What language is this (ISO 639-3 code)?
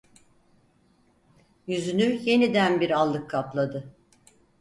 tur